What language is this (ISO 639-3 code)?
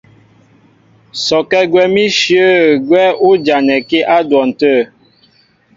mbo